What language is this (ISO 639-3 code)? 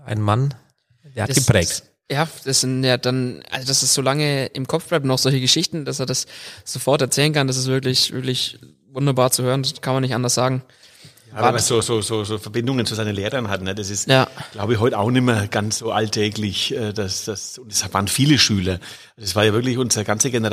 deu